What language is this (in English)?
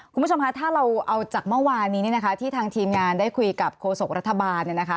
Thai